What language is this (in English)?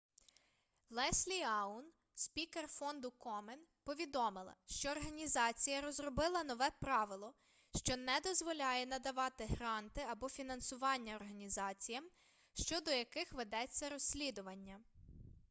Ukrainian